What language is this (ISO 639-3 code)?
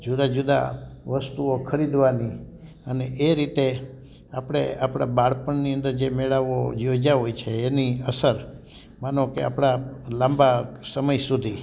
guj